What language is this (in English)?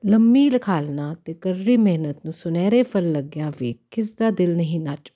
Punjabi